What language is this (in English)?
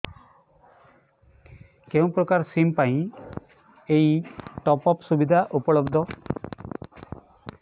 Odia